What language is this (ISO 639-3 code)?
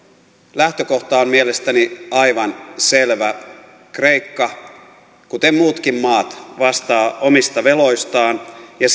fin